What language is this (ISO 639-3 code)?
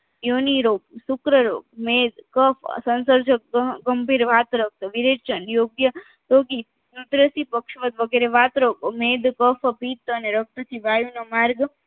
guj